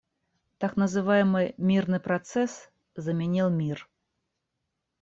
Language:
Russian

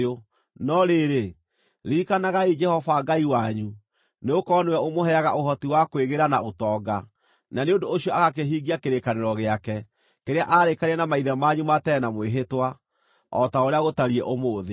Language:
Kikuyu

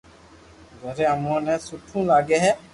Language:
Loarki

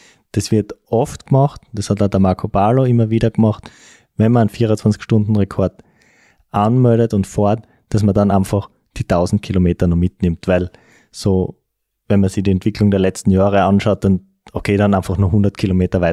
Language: German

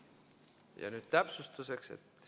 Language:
Estonian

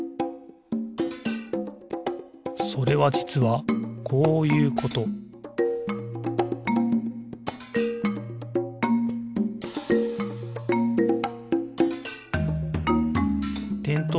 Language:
Japanese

